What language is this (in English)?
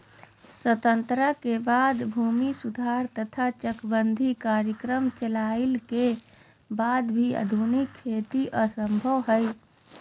Magahi